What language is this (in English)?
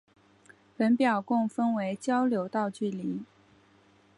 Chinese